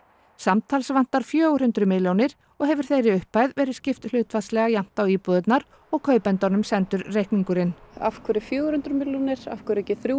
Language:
Icelandic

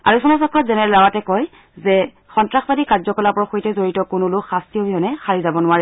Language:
Assamese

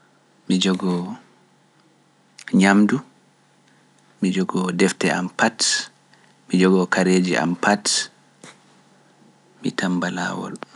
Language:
Pular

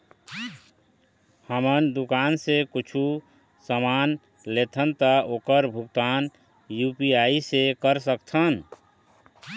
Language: Chhattisgarhi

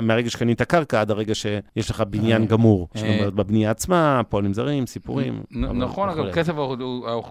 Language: Hebrew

